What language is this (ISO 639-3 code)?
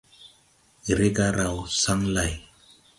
tui